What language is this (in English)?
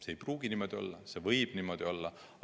Estonian